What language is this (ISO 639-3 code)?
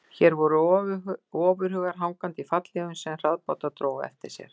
isl